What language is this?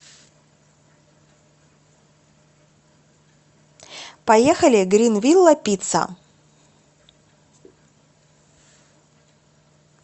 Russian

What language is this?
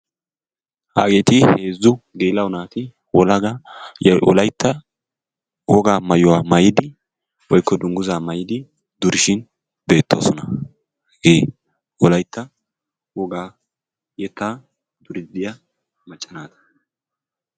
Wolaytta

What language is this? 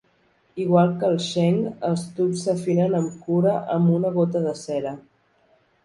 Catalan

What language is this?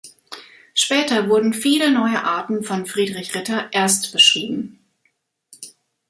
German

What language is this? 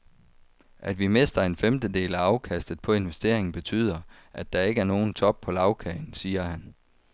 Danish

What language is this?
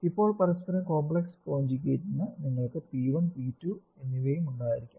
Malayalam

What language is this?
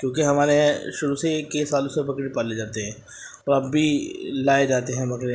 Urdu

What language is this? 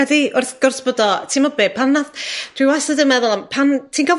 Welsh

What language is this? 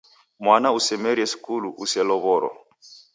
Taita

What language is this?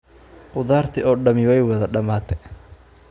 Somali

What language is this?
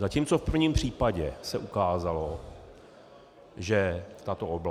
Czech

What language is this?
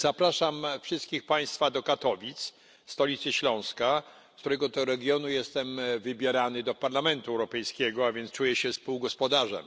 Polish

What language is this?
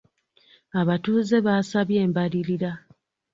Ganda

